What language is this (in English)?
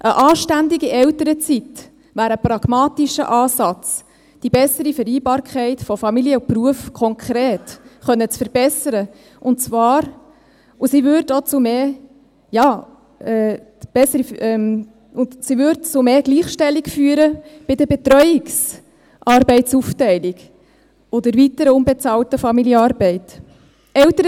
Swiss German